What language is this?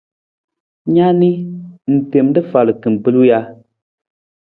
Nawdm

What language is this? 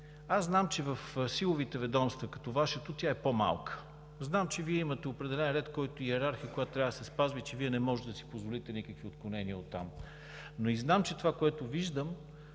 Bulgarian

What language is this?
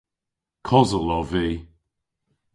Cornish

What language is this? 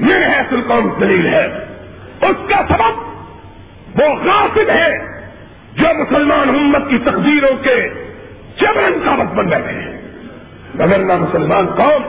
Urdu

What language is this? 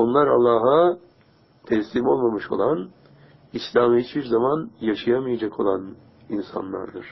Turkish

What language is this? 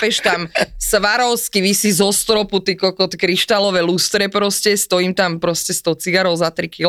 Slovak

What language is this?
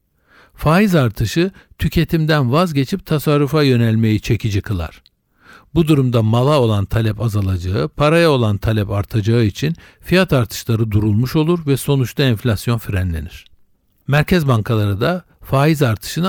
Turkish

